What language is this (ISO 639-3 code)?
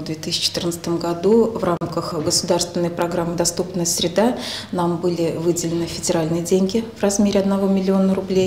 rus